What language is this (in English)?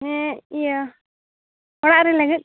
Santali